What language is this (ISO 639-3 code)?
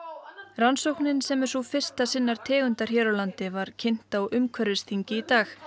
isl